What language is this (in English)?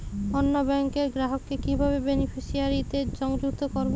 Bangla